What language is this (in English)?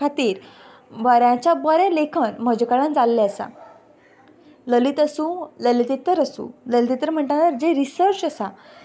Konkani